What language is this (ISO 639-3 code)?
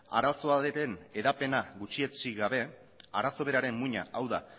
eus